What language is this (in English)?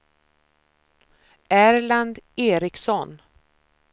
Swedish